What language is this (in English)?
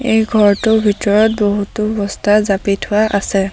Assamese